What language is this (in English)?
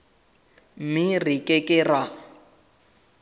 Southern Sotho